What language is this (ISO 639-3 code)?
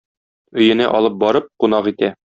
tat